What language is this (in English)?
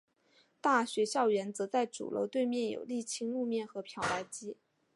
Chinese